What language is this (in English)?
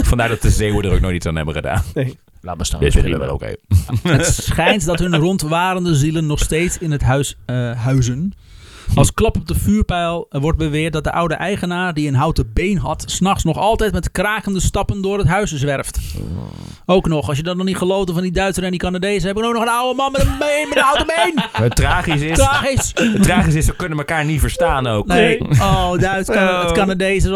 Dutch